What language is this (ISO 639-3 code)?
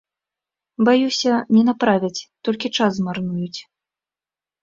bel